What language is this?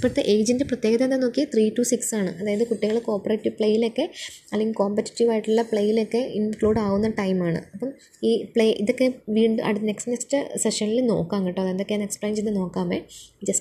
Malayalam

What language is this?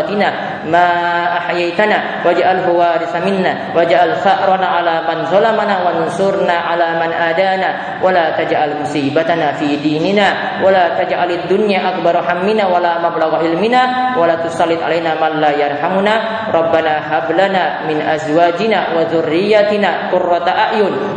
Indonesian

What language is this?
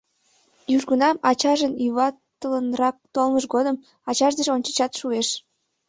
Mari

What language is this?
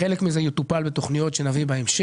Hebrew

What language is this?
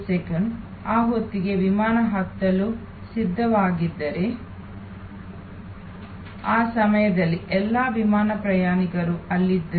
Kannada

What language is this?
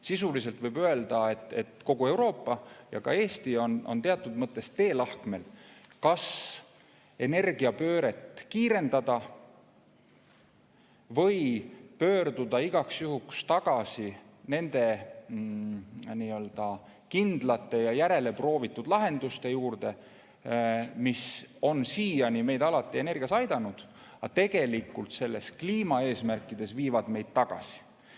Estonian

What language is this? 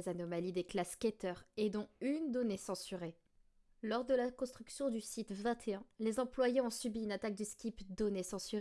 French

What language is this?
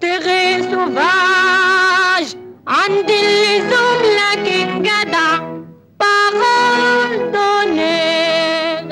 Arabic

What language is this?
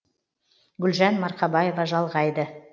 Kazakh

